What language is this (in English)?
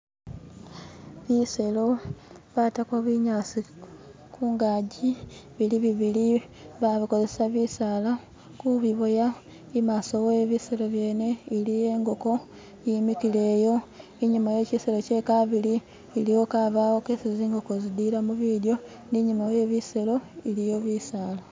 Masaaba